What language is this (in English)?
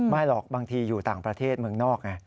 Thai